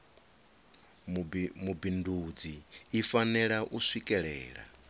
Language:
Venda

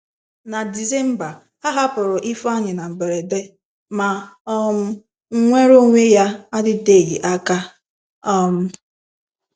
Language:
Igbo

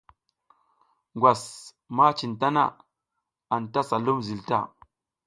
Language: South Giziga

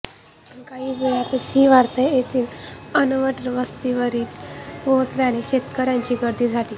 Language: Marathi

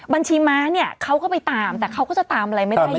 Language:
Thai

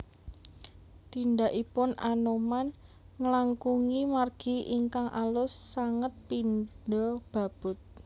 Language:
Javanese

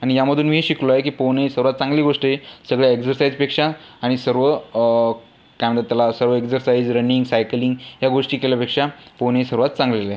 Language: Marathi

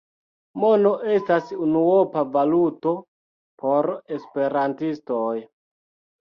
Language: Esperanto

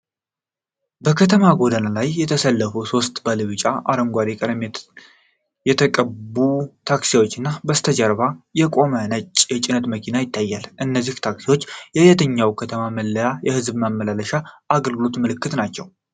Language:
Amharic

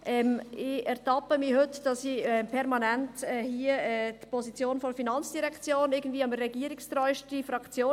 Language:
Swiss German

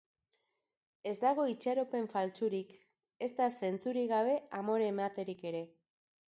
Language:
Basque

